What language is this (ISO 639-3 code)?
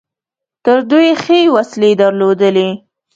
pus